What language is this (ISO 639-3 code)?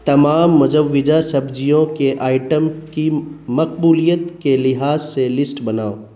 urd